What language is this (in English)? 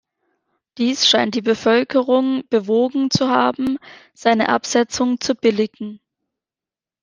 German